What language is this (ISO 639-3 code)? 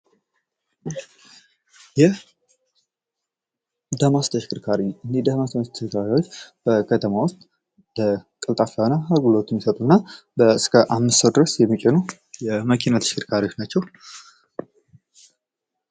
amh